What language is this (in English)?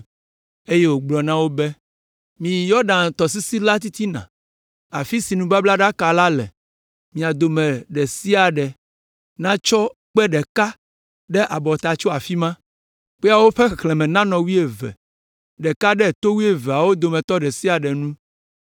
Ewe